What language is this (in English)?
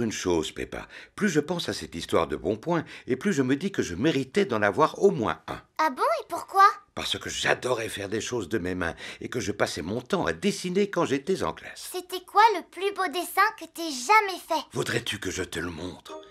French